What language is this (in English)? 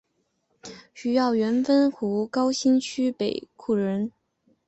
Chinese